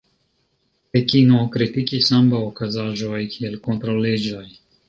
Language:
Esperanto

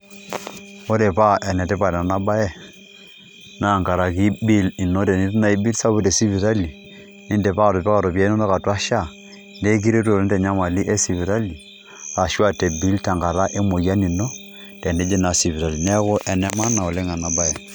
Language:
Masai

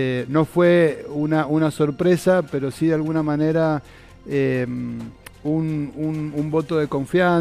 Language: Spanish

